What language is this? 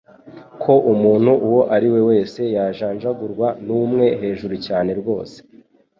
Kinyarwanda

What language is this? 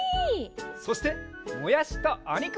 Japanese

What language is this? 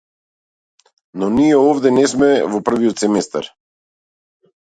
Macedonian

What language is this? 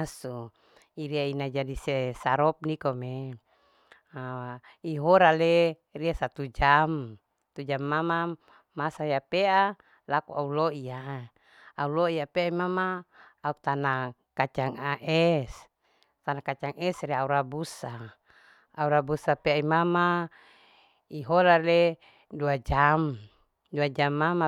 Larike-Wakasihu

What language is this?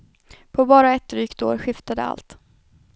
Swedish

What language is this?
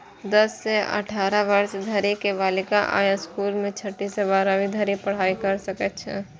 Maithili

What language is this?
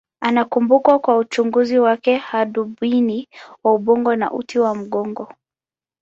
Swahili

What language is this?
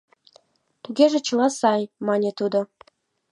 Mari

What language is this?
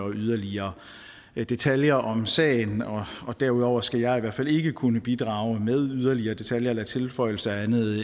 Danish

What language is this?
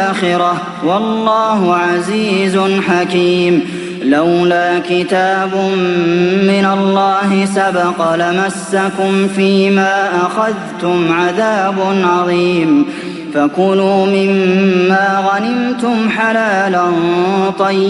Arabic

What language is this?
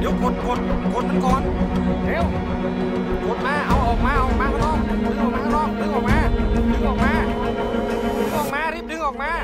Thai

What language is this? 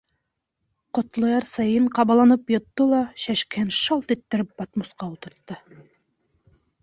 Bashkir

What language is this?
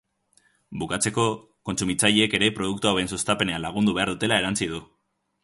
Basque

